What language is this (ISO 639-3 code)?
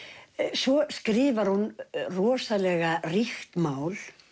isl